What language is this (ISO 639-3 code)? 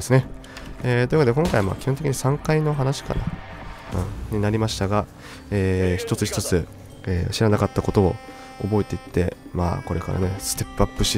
jpn